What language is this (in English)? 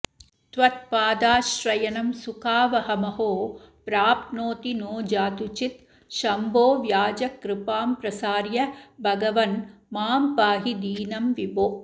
Sanskrit